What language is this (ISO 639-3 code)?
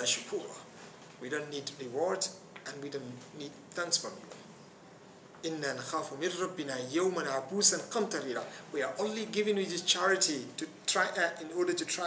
eng